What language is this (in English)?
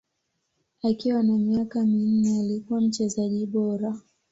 Swahili